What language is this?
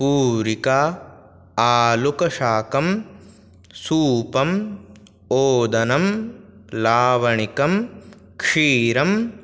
Sanskrit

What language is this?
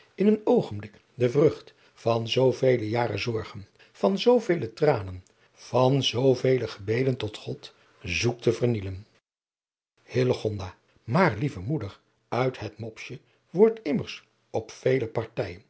Dutch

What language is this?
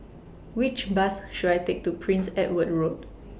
English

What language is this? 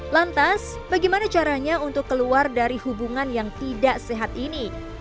Indonesian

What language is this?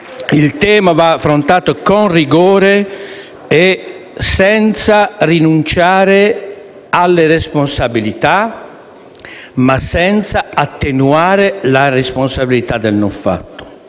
Italian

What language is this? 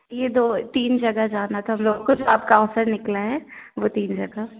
Hindi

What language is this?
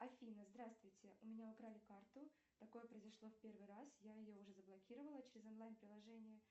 Russian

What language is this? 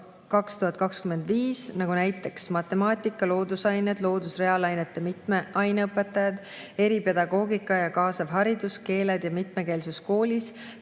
Estonian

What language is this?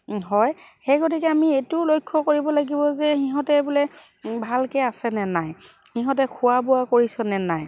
Assamese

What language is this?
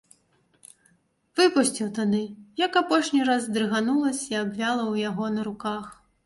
Belarusian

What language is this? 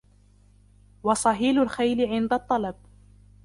Arabic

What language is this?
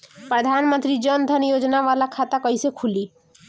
Bhojpuri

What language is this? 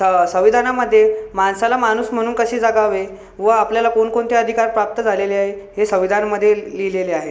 Marathi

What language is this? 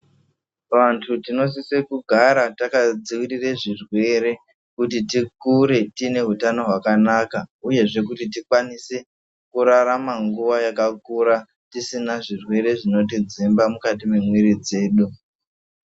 Ndau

